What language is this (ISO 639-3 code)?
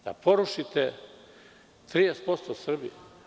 srp